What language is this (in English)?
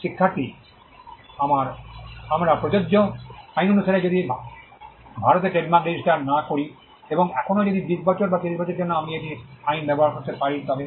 Bangla